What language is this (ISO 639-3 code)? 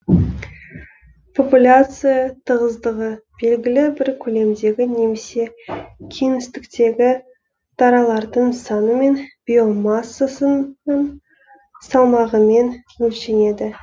kaz